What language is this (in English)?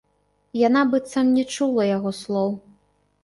Belarusian